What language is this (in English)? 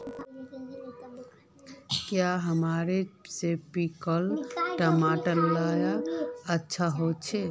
Magahi